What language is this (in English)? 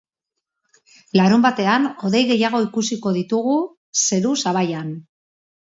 Basque